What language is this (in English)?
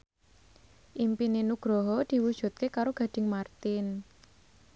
Javanese